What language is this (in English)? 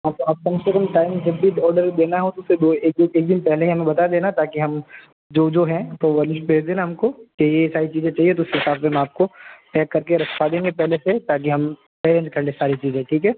Hindi